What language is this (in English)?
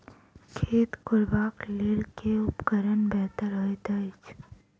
Maithili